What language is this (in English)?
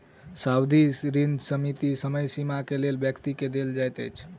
Maithili